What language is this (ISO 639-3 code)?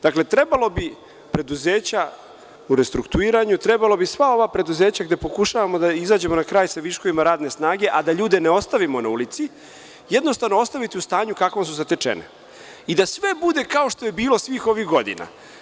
srp